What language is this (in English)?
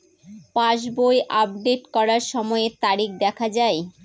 Bangla